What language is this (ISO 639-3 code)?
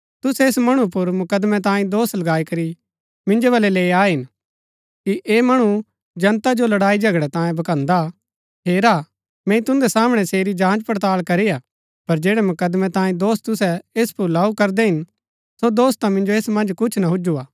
gbk